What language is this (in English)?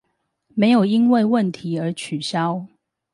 Chinese